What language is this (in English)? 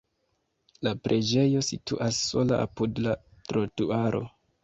Esperanto